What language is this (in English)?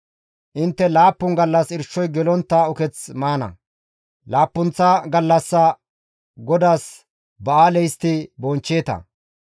Gamo